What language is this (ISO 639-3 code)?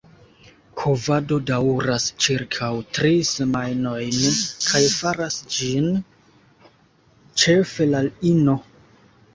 epo